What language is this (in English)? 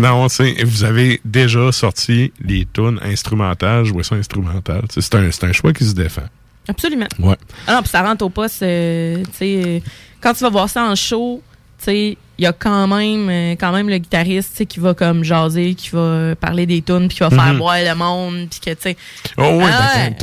French